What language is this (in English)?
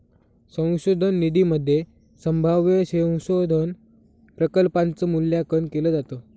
Marathi